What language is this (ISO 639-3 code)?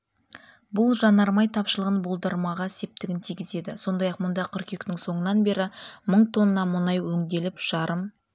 kaz